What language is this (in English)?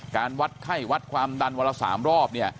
Thai